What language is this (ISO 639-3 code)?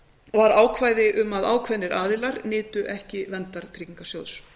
isl